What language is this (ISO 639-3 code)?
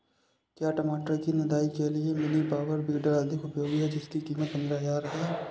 hin